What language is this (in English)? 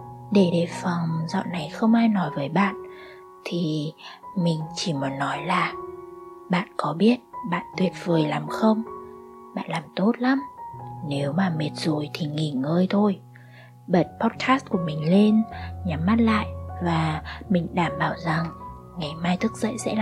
Vietnamese